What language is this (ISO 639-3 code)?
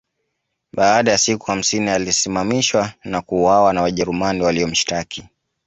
swa